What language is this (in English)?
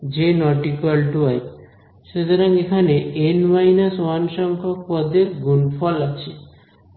Bangla